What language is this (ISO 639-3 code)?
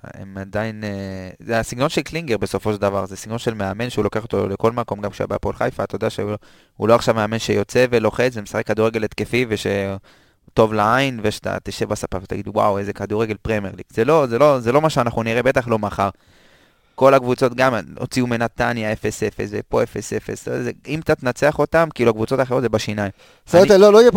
heb